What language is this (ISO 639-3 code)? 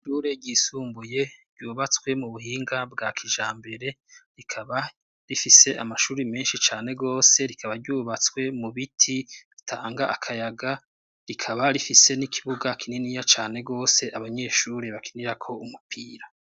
run